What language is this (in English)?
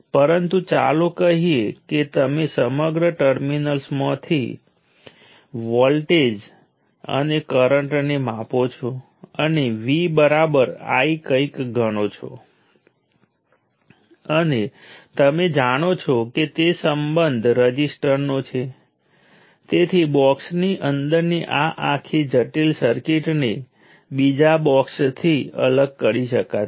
Gujarati